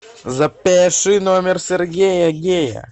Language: Russian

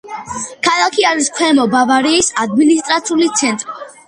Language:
Georgian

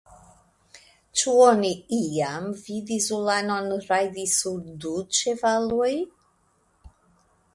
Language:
Esperanto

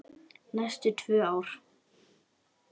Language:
Icelandic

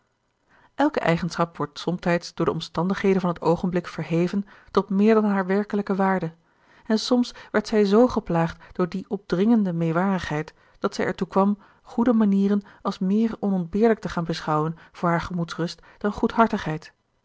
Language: Dutch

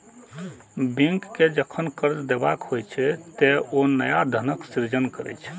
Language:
Maithili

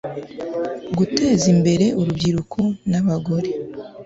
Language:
Kinyarwanda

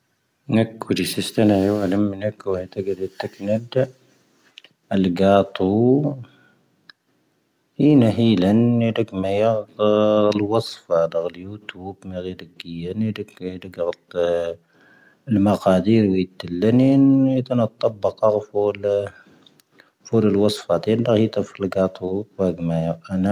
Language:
Tahaggart Tamahaq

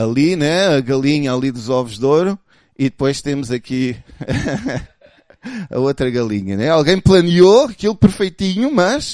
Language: Portuguese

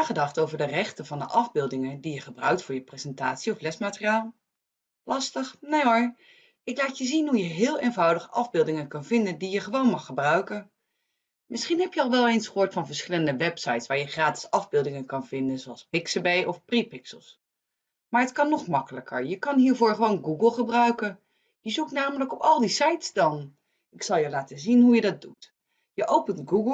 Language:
Dutch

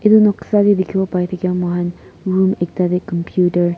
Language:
Naga Pidgin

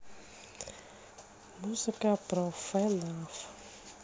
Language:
Russian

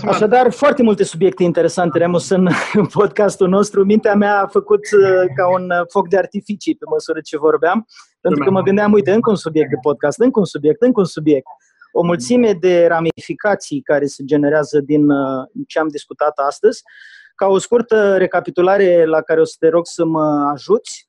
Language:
Romanian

